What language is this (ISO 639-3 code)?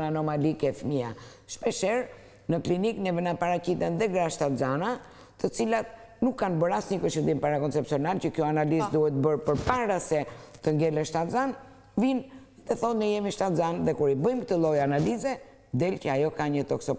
ron